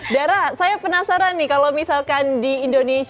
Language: Indonesian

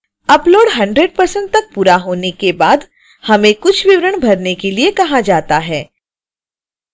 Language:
Hindi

